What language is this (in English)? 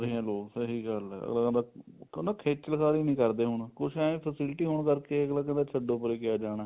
Punjabi